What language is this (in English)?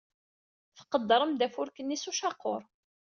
Kabyle